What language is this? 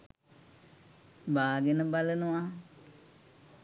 Sinhala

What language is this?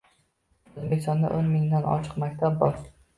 Uzbek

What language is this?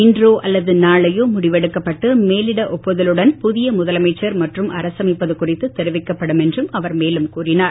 Tamil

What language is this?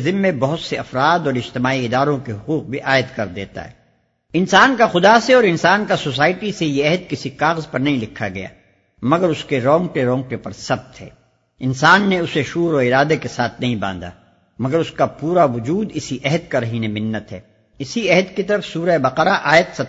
Urdu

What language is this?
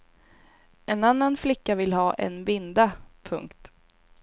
Swedish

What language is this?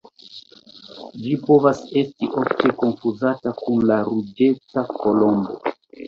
Esperanto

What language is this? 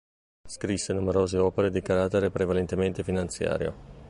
Italian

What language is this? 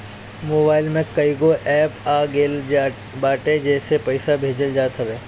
Bhojpuri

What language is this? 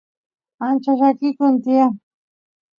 Santiago del Estero Quichua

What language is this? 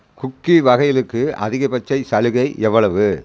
Tamil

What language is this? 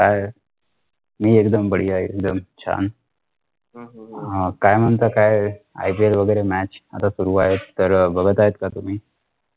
Marathi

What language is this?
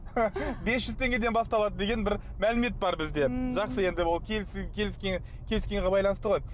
Kazakh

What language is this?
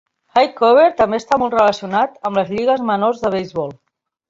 Catalan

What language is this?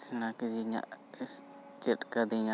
Santali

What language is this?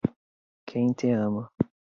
Portuguese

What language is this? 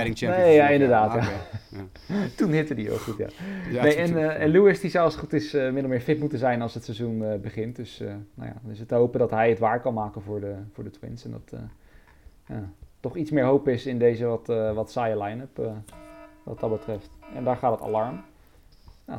Dutch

